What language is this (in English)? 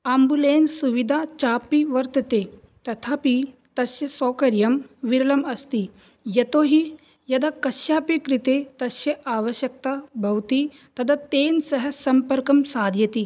Sanskrit